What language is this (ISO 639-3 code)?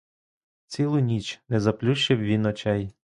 ukr